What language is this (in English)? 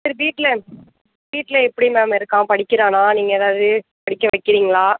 Tamil